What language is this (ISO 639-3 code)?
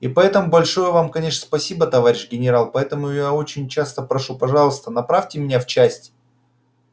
rus